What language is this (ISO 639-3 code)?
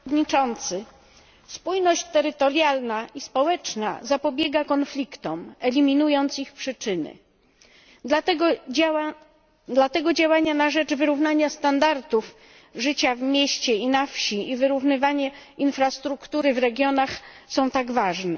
pol